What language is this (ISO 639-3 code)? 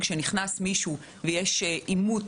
heb